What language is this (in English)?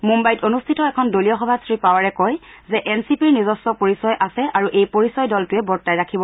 Assamese